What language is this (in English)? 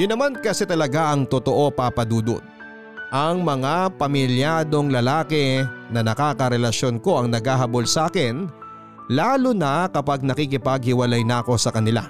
Filipino